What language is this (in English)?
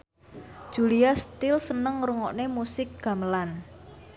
Javanese